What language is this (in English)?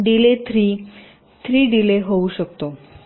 Marathi